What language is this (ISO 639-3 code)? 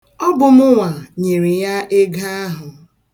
ibo